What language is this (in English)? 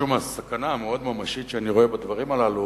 Hebrew